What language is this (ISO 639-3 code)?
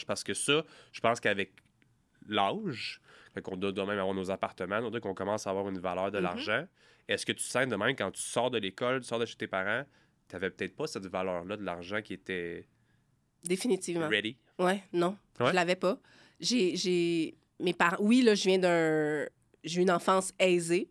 fra